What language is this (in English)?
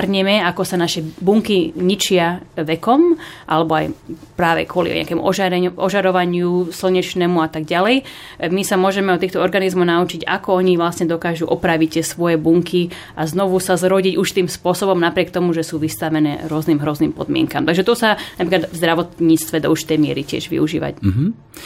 Slovak